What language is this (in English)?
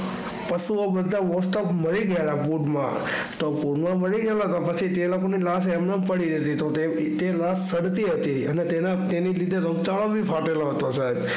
Gujarati